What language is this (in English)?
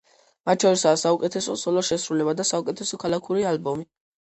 Georgian